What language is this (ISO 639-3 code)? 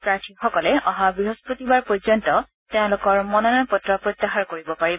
asm